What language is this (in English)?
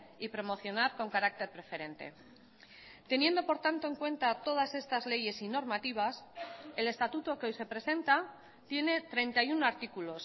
Spanish